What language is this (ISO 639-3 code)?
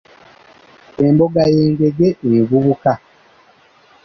lug